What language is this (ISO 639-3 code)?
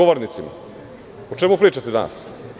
srp